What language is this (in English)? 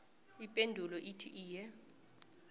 South Ndebele